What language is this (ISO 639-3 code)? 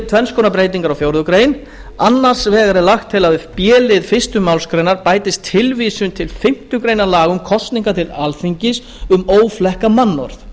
isl